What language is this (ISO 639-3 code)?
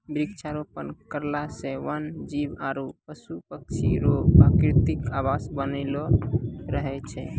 mai